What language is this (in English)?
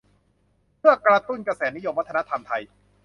Thai